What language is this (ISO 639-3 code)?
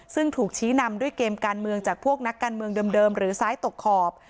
tha